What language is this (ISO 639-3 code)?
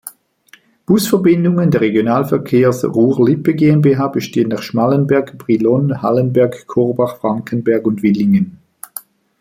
deu